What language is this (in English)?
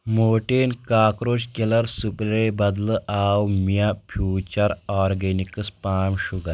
Kashmiri